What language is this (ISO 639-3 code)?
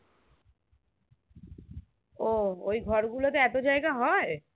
ben